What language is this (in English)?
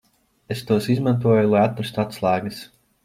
Latvian